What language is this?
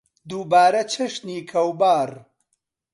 Central Kurdish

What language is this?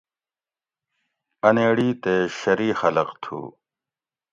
Gawri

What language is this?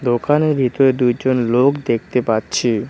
Bangla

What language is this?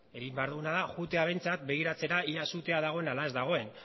Basque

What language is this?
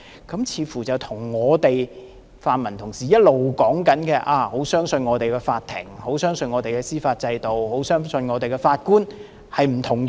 Cantonese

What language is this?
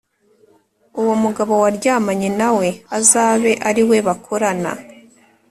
Kinyarwanda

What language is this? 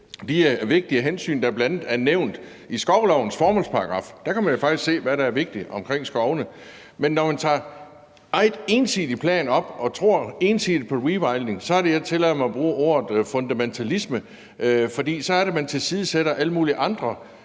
Danish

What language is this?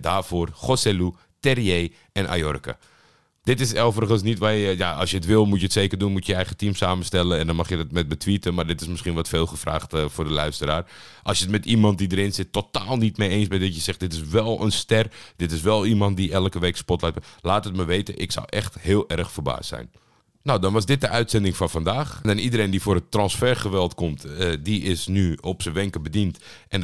Dutch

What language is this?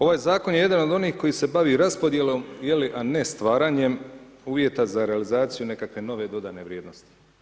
Croatian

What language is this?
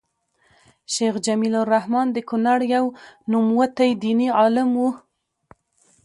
Pashto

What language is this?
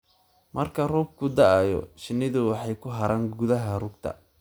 Somali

